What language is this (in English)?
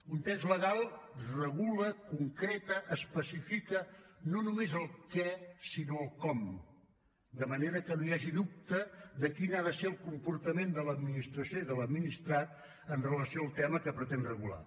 Catalan